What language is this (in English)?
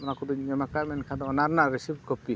Santali